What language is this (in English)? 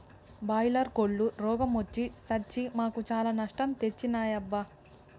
Telugu